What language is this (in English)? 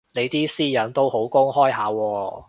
Cantonese